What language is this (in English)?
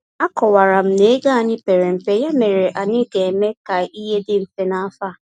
Igbo